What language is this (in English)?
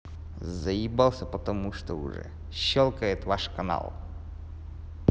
Russian